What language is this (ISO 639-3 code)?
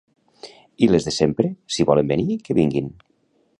cat